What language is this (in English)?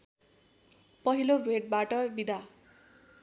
Nepali